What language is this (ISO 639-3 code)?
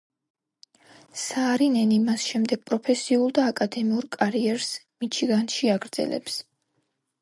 kat